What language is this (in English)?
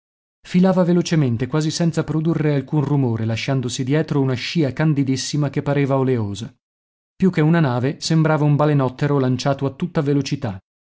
Italian